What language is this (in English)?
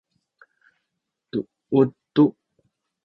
Sakizaya